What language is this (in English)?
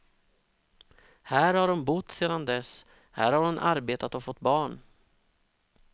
Swedish